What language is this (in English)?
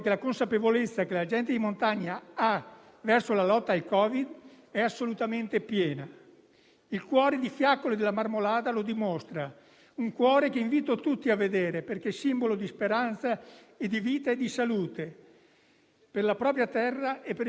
Italian